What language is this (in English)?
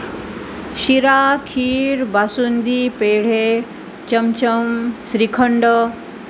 Marathi